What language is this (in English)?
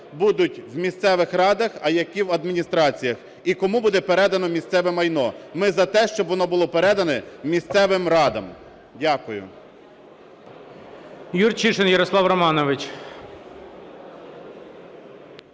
Ukrainian